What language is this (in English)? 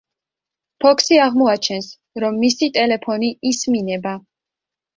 Georgian